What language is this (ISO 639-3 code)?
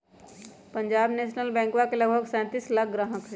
mag